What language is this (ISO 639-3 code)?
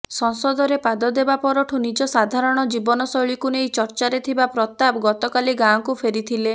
ori